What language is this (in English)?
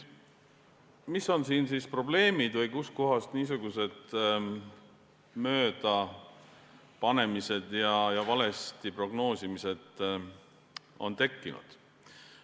Estonian